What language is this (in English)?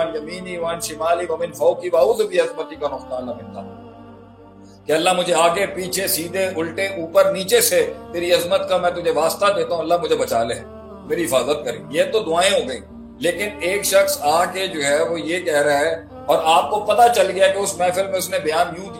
Urdu